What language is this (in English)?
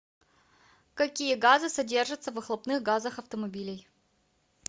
Russian